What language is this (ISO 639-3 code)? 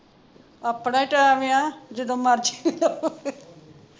pan